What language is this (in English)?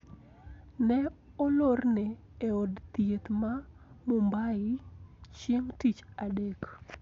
Luo (Kenya and Tanzania)